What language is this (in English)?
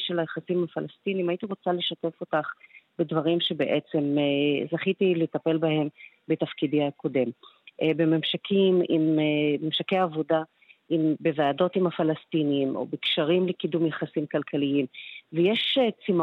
Hebrew